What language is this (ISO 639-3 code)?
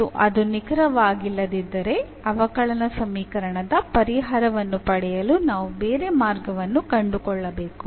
kan